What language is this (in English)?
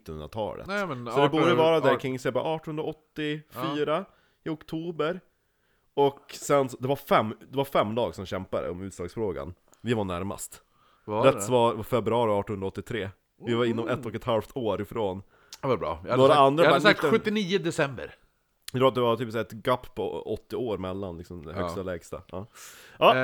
Swedish